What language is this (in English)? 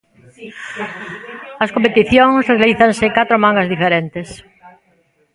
Galician